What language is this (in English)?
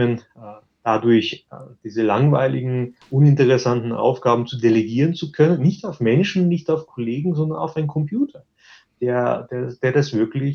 German